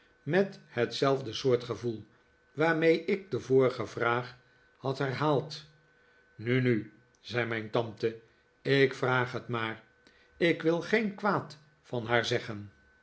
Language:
Dutch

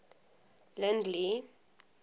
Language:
English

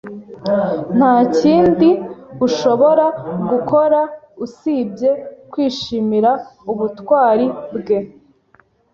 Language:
Kinyarwanda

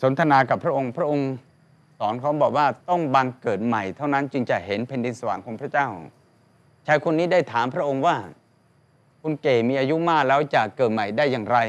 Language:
Thai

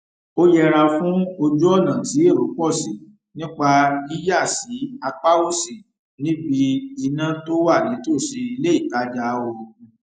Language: Yoruba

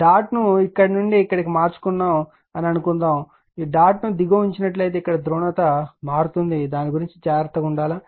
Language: Telugu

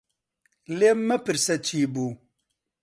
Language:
Central Kurdish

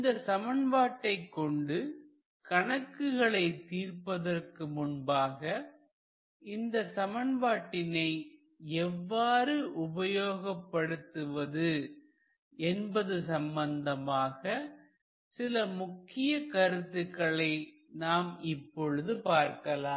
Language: Tamil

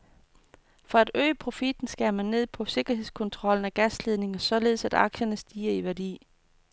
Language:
Danish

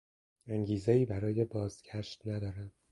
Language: Persian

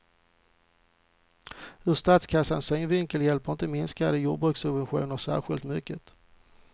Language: Swedish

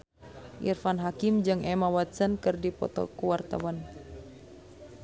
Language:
Sundanese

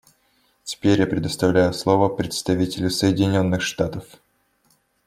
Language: Russian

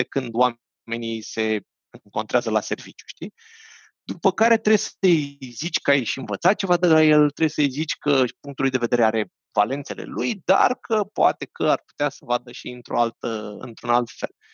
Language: Romanian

